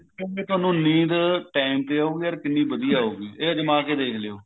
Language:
Punjabi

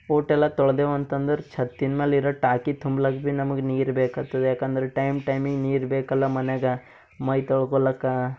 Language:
Kannada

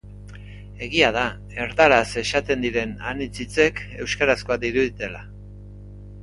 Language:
Basque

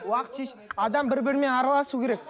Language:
Kazakh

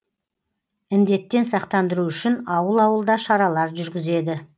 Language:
Kazakh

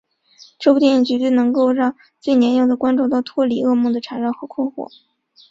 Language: Chinese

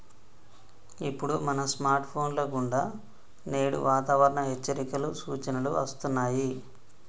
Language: Telugu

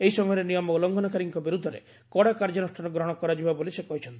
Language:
Odia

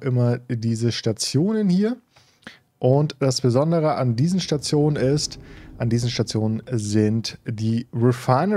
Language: German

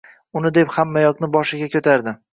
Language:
Uzbek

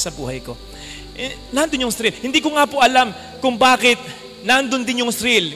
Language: Filipino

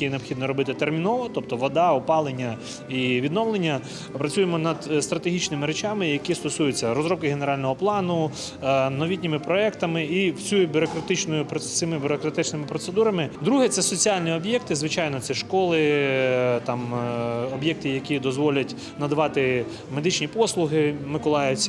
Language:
Ukrainian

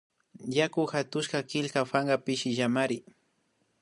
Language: Imbabura Highland Quichua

